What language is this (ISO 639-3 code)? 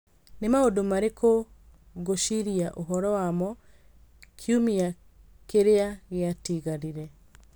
kik